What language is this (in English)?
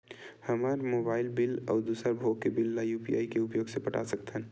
Chhattisgarhi